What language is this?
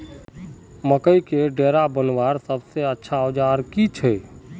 Magahi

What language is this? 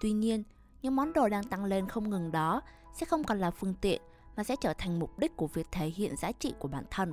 Vietnamese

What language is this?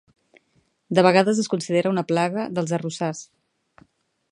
Catalan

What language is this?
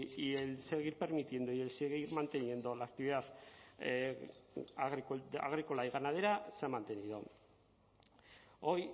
Spanish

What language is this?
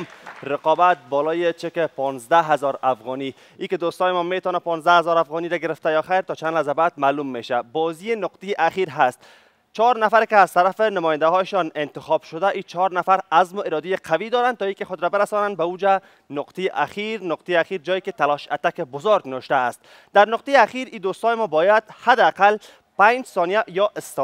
Persian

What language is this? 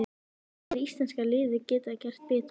Icelandic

